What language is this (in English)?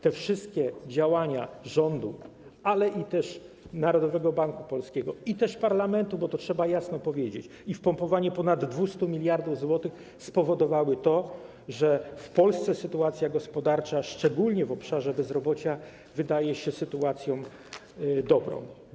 Polish